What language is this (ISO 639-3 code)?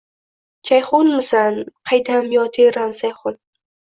uzb